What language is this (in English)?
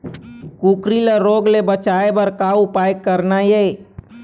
Chhattisgarhi